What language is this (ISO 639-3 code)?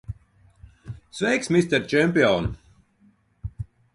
lav